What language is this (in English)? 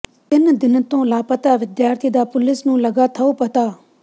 Punjabi